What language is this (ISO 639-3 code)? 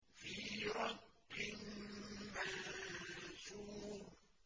ara